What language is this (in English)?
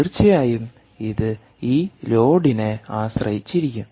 Malayalam